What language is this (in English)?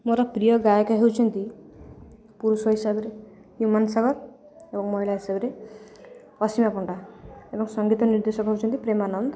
Odia